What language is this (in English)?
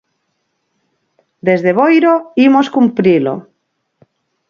Galician